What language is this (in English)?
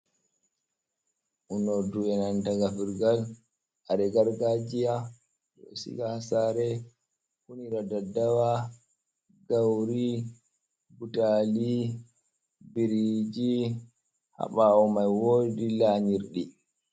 Fula